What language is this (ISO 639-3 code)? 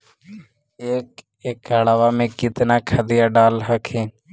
mag